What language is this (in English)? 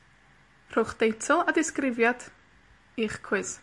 Welsh